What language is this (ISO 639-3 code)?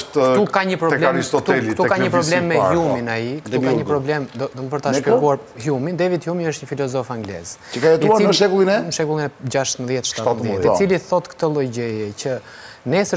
ron